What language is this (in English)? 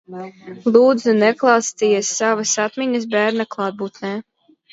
Latvian